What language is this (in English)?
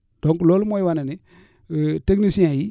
Wolof